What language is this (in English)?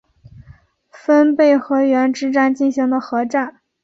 Chinese